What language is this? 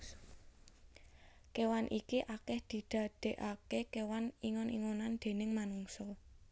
Javanese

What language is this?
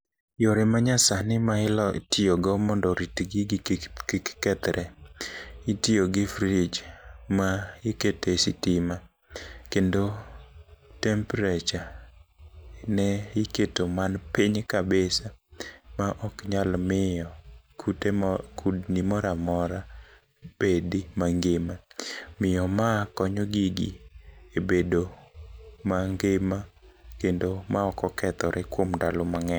Luo (Kenya and Tanzania)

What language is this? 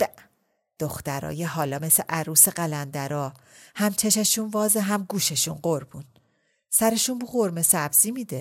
Persian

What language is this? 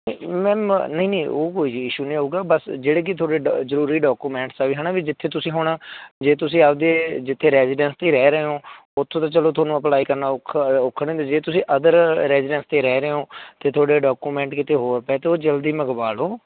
Punjabi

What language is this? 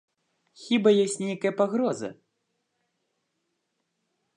Belarusian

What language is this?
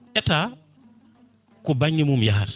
Fula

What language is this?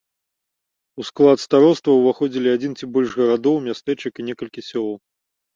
Belarusian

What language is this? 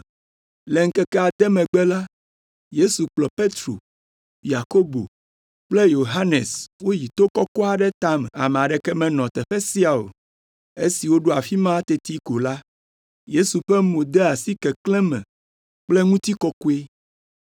Ewe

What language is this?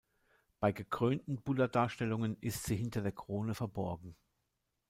German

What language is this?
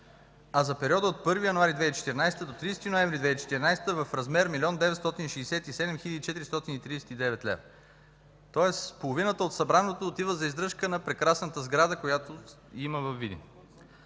Bulgarian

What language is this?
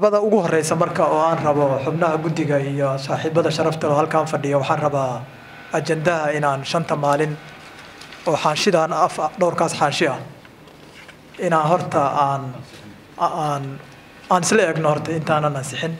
Arabic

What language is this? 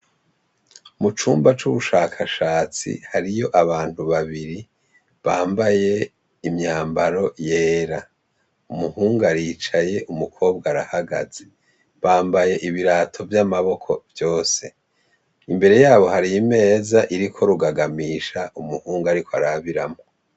Rundi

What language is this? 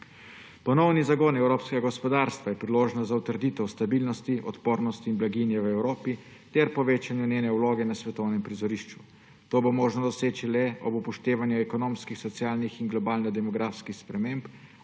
Slovenian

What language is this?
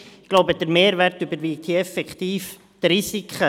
Swiss German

